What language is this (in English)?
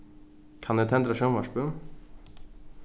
Faroese